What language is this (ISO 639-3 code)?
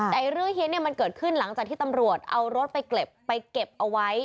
tha